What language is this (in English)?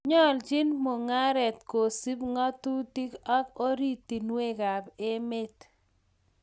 Kalenjin